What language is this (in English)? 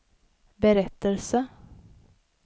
Swedish